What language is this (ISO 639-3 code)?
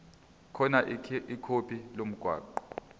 zul